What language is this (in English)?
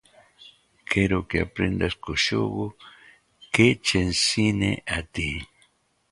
Galician